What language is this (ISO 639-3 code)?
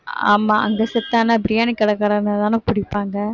tam